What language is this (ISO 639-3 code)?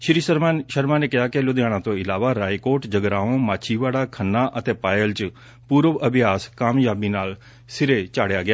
pan